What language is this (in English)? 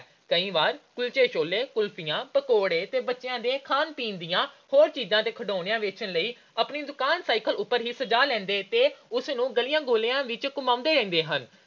Punjabi